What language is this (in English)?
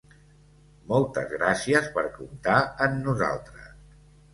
Catalan